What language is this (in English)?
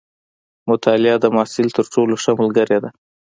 Pashto